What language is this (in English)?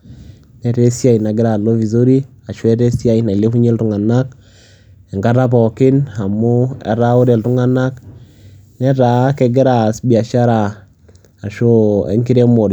Masai